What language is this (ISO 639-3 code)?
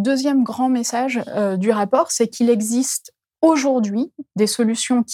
fra